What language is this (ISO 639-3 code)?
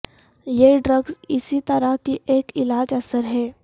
urd